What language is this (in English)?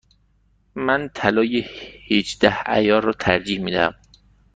Persian